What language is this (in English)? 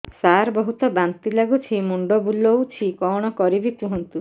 Odia